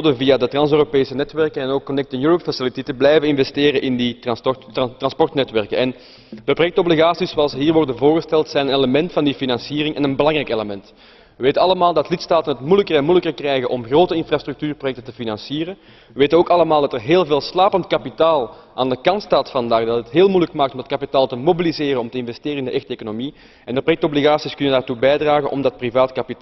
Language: Dutch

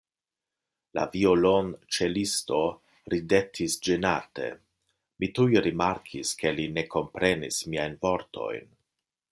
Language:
Esperanto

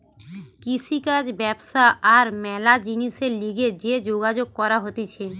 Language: Bangla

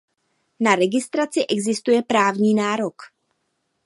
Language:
Czech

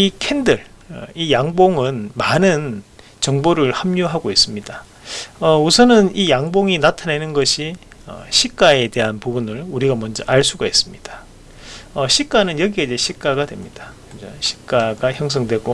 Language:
Korean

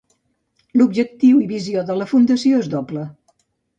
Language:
Catalan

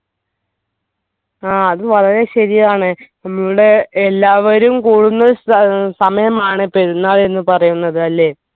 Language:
Malayalam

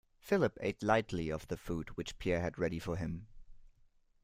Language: English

